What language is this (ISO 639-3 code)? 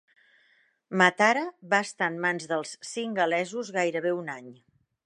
cat